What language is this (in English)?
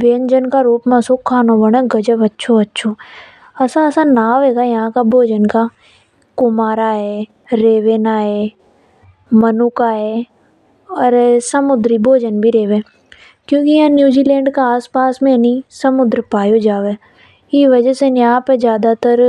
Hadothi